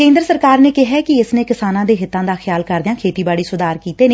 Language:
Punjabi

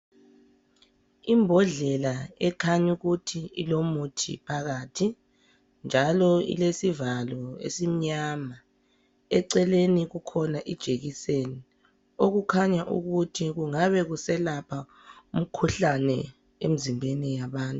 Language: North Ndebele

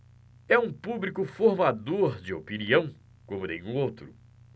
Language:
Portuguese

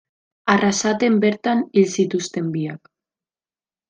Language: Basque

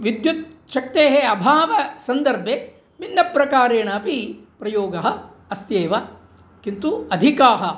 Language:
Sanskrit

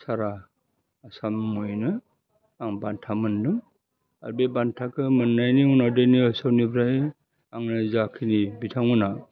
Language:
Bodo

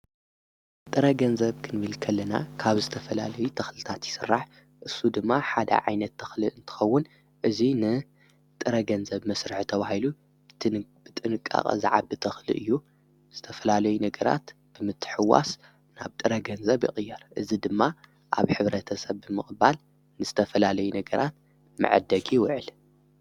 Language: Tigrinya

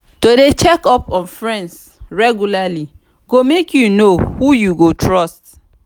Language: Nigerian Pidgin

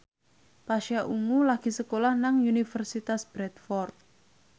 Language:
Javanese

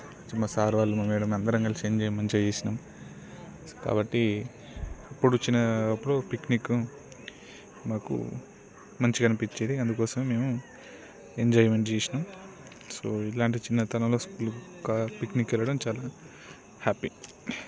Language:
Telugu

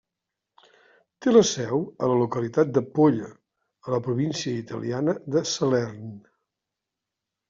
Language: Catalan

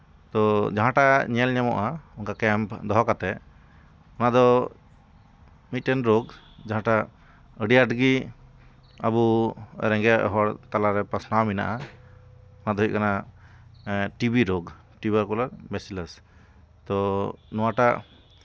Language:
Santali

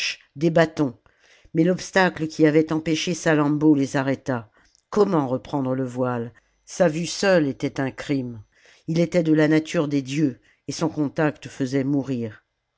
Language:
French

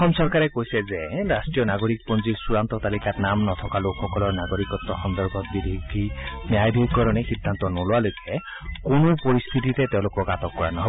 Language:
Assamese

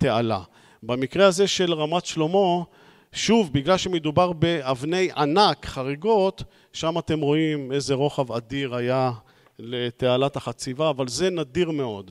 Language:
Hebrew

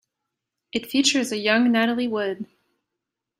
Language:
English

